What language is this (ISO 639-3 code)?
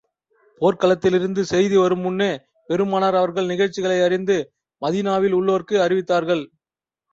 tam